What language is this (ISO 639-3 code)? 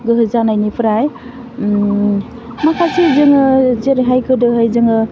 brx